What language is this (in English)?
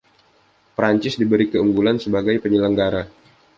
Indonesian